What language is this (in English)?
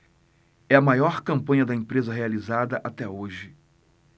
Portuguese